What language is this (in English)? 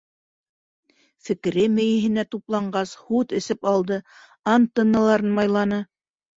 Bashkir